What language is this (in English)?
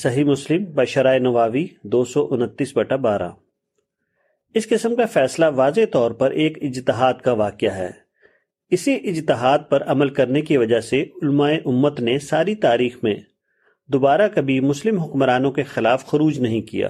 Urdu